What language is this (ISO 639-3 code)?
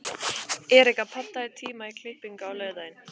isl